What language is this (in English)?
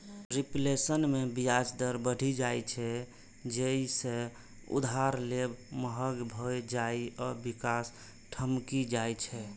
Maithili